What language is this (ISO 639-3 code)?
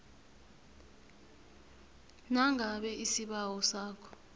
nbl